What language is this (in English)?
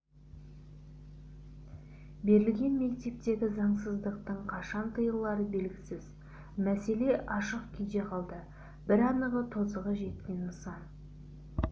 Kazakh